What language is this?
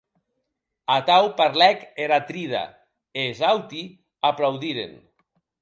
Occitan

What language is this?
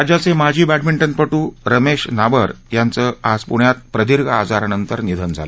Marathi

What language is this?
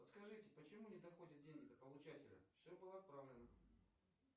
Russian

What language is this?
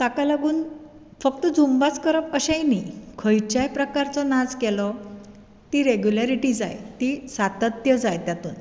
Konkani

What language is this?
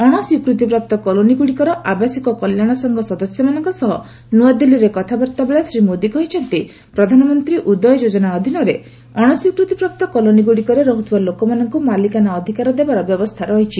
Odia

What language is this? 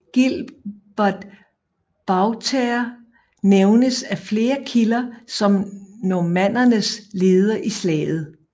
Danish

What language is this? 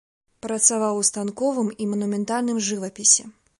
Belarusian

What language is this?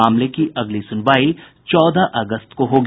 Hindi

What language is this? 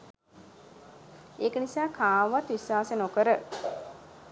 Sinhala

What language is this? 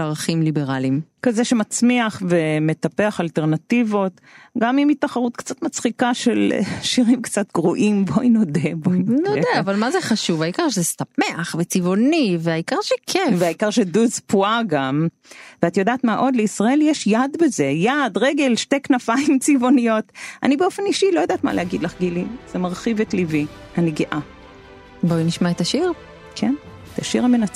Hebrew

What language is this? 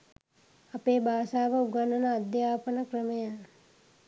Sinhala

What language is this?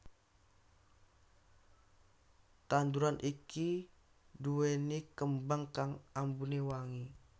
Javanese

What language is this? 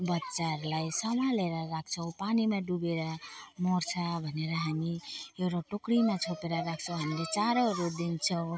Nepali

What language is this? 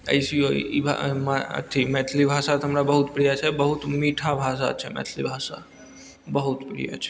Maithili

